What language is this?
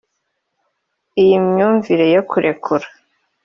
Kinyarwanda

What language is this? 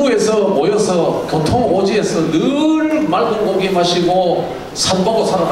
Korean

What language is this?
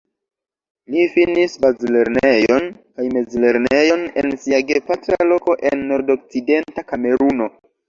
Esperanto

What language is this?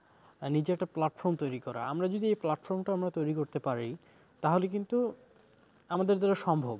Bangla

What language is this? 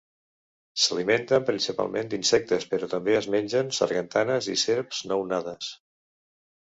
Catalan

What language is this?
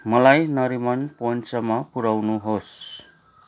Nepali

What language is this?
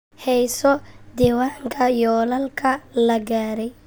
Somali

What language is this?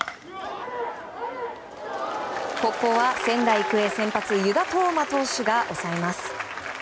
Japanese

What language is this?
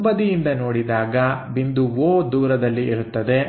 Kannada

